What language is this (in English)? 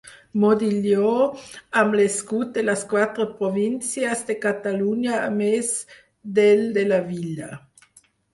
Catalan